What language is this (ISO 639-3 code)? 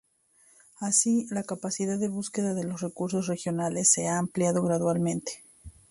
spa